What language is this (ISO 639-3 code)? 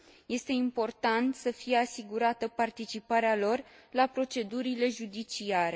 ron